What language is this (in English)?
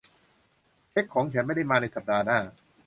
Thai